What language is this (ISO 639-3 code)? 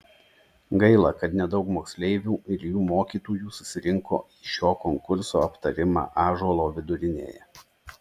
lit